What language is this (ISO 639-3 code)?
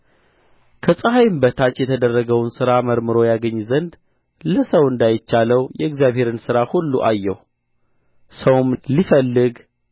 amh